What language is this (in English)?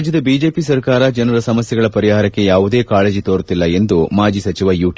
Kannada